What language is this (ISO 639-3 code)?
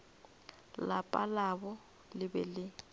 nso